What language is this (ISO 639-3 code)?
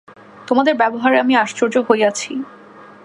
ben